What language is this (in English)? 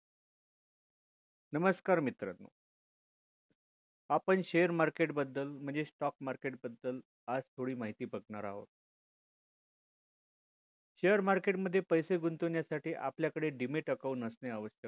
Marathi